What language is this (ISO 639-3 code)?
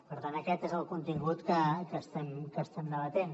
cat